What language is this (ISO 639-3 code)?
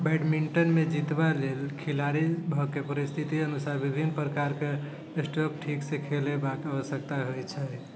mai